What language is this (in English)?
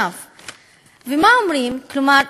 Hebrew